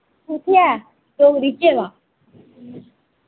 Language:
Dogri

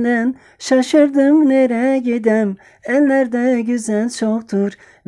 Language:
Turkish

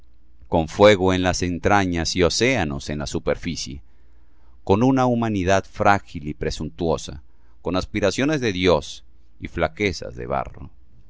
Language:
Spanish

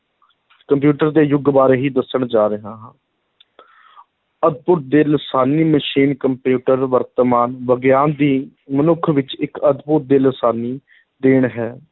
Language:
Punjabi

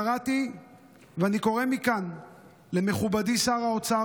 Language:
Hebrew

